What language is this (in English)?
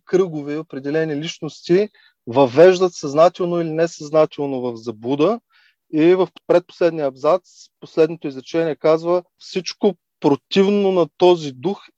Bulgarian